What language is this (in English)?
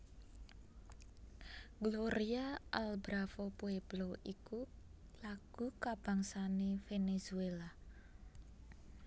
Javanese